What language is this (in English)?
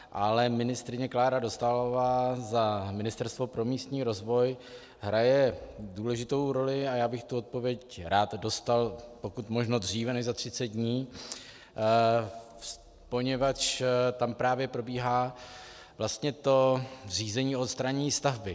Czech